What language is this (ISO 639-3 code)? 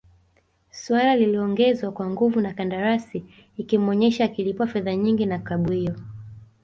swa